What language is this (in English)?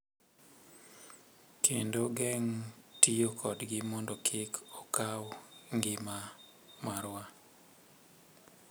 Luo (Kenya and Tanzania)